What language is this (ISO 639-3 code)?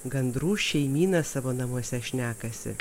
lit